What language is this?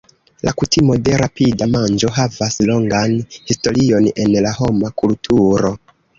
Esperanto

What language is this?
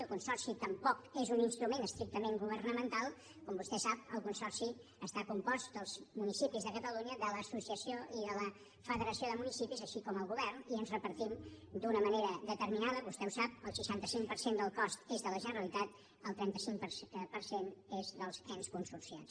Catalan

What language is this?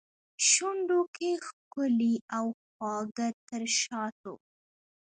Pashto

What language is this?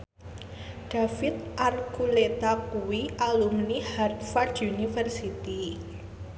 Javanese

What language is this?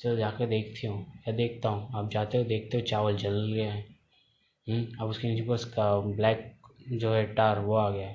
Hindi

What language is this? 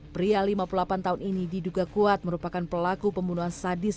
Indonesian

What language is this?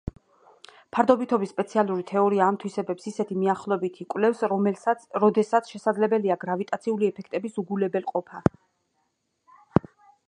Georgian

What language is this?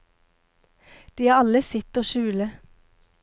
Norwegian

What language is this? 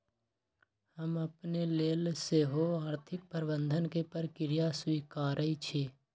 Magahi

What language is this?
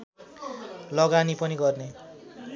Nepali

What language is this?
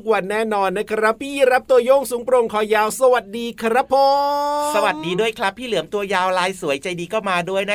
Thai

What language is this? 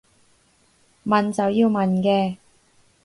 Cantonese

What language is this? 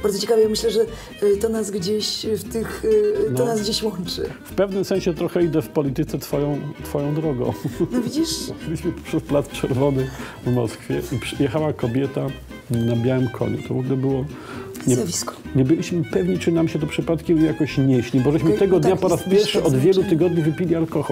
Polish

